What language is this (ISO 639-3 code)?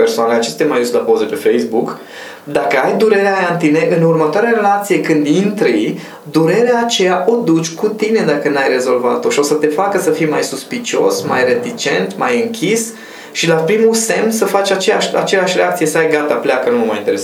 ron